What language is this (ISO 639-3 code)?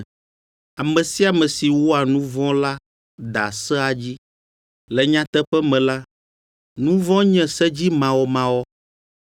ewe